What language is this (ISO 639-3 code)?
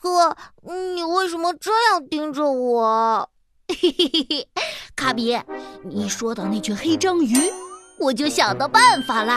zho